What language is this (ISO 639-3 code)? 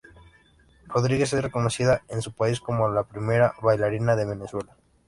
spa